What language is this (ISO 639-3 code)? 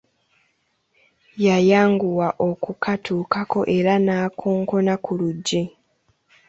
lug